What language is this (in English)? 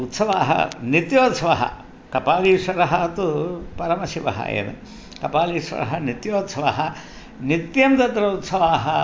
Sanskrit